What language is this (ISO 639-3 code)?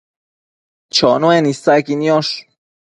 mcf